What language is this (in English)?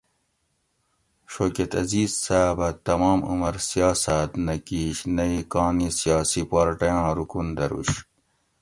Gawri